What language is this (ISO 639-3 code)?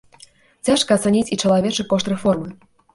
bel